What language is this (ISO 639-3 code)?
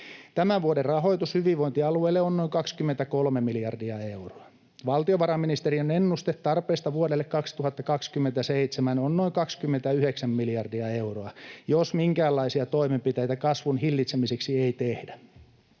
fin